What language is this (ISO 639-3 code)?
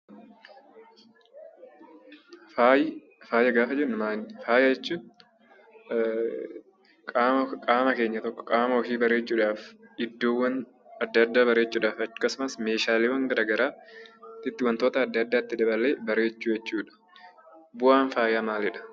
orm